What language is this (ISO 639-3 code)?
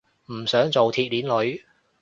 yue